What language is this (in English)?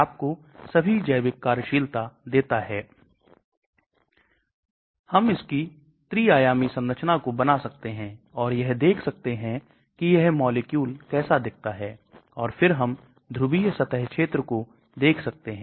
Hindi